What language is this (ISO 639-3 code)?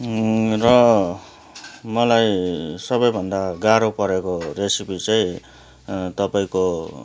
nep